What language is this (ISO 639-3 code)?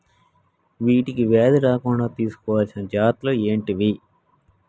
tel